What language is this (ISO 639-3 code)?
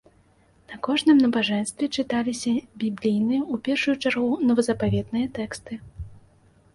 bel